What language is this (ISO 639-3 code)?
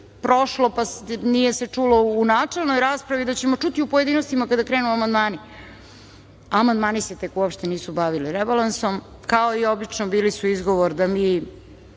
srp